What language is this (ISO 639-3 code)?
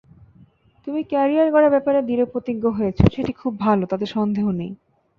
ben